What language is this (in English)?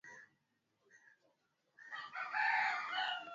Swahili